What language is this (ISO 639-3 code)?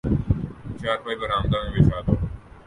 urd